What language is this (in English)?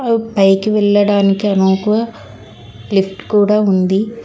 Telugu